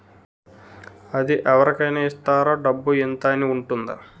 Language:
Telugu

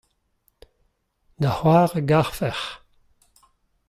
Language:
Breton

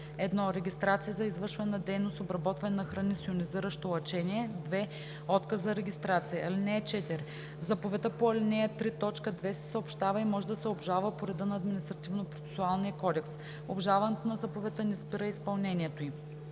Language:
Bulgarian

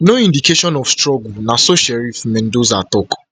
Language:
Nigerian Pidgin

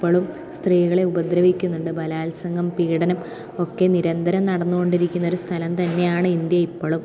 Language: Malayalam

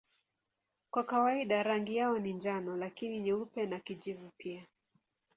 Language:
Swahili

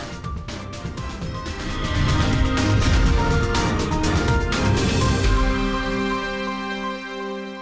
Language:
Indonesian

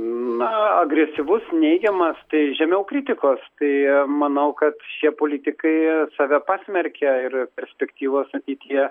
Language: Lithuanian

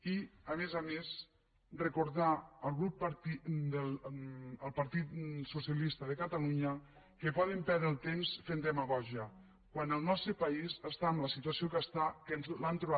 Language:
Catalan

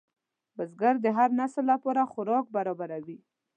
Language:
Pashto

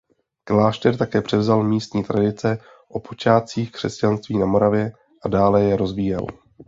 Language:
Czech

